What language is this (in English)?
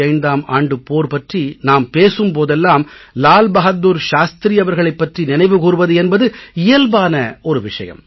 Tamil